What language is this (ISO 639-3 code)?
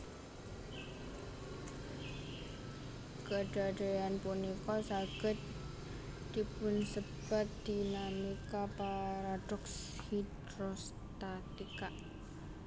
jav